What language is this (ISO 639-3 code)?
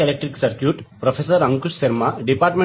tel